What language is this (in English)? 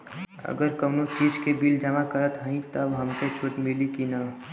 Bhojpuri